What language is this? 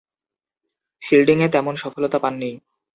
Bangla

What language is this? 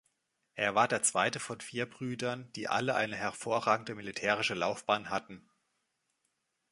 German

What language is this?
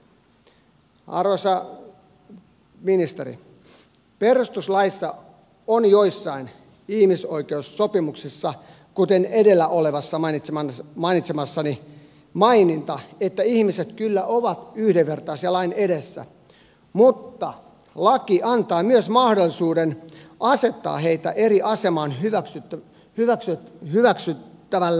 Finnish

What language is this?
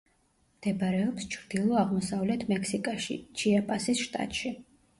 Georgian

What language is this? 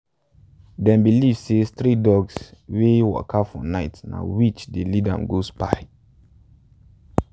Nigerian Pidgin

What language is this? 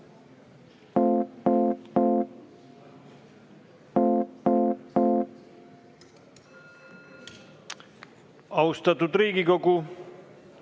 Estonian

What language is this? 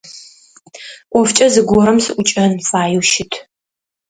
Adyghe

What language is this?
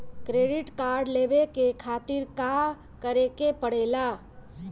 Bhojpuri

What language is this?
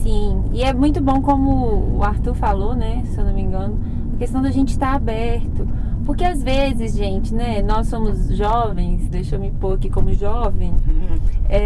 Portuguese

